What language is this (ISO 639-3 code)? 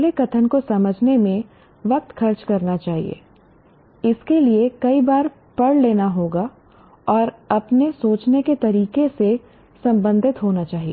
hin